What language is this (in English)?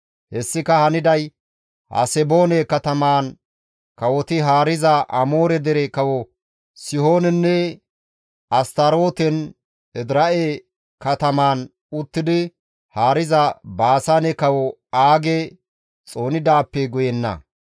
Gamo